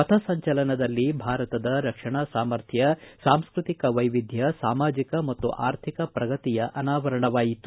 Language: Kannada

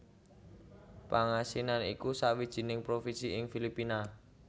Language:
Javanese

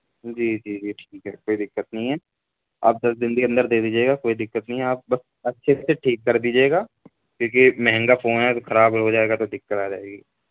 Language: Urdu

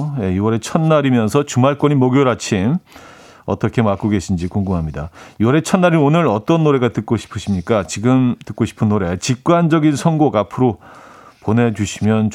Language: Korean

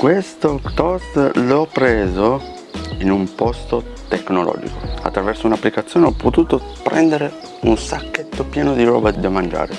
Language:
Italian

